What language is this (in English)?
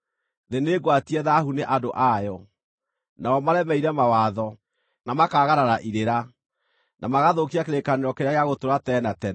Kikuyu